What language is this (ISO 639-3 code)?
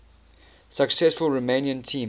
eng